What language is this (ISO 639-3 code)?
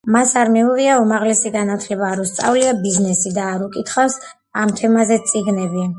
kat